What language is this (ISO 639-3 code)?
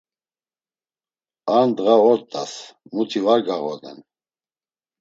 lzz